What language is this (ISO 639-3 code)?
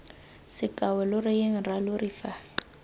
tsn